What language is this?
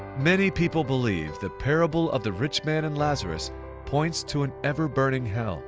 English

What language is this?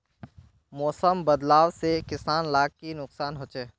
Magahi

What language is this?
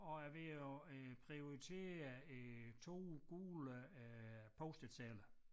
Danish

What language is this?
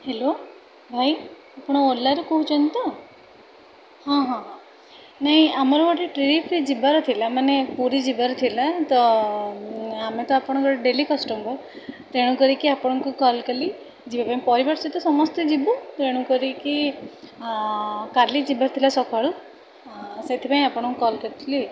Odia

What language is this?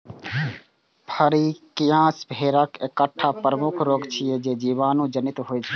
Maithili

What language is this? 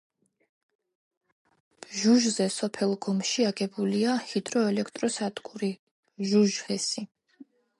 Georgian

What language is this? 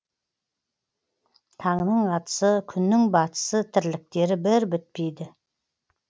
Kazakh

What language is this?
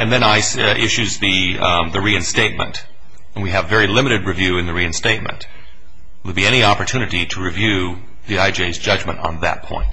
English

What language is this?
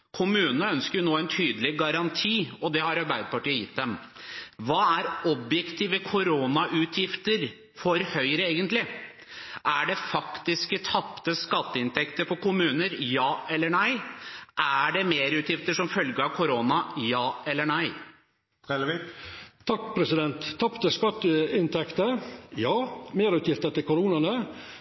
Norwegian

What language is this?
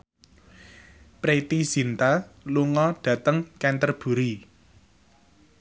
Javanese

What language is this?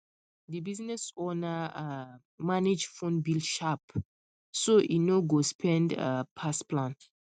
Nigerian Pidgin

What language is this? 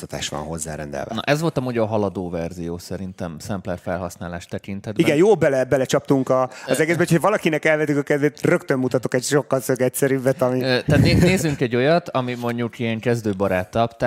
Hungarian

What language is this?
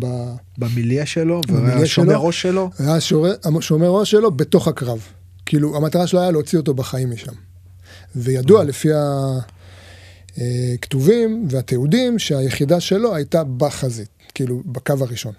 Hebrew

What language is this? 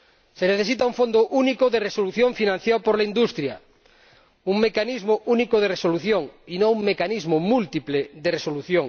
Spanish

